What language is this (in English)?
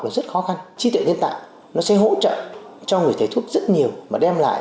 Vietnamese